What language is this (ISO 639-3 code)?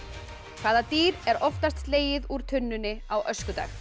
isl